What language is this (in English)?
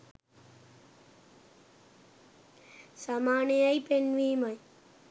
Sinhala